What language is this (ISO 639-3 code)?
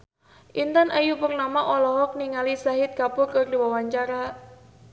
sun